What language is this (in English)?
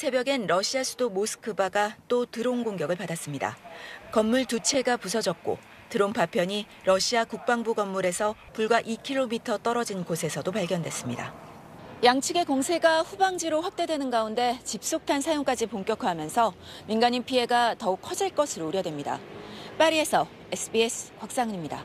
Korean